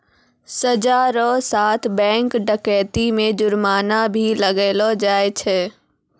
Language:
Maithili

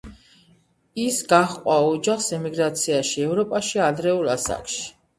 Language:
Georgian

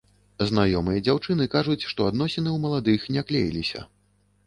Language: Belarusian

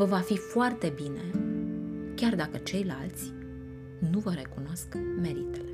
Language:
Romanian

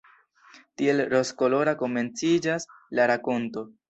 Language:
Esperanto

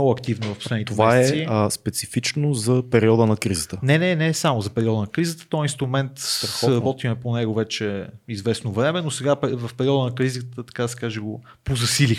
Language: Bulgarian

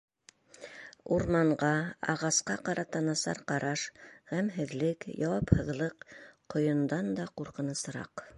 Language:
Bashkir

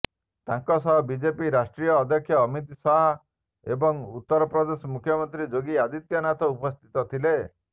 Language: Odia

